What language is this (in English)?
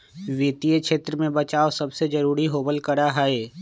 Magahi